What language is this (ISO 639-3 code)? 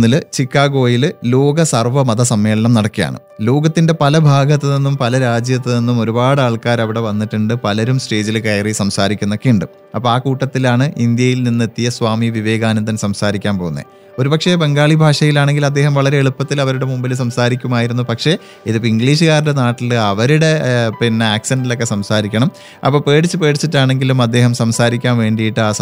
mal